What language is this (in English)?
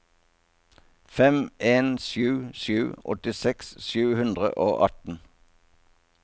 Norwegian